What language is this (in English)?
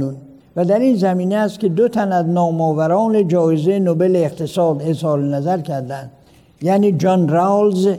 Persian